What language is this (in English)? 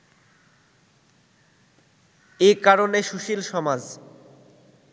Bangla